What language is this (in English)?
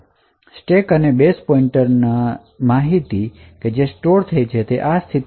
Gujarati